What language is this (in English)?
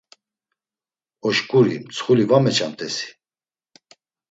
Laz